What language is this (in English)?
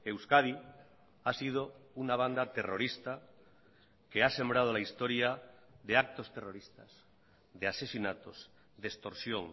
Spanish